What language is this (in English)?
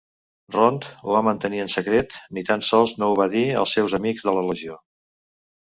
Catalan